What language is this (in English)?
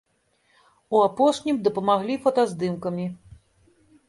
Belarusian